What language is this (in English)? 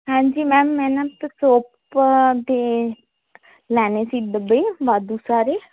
Punjabi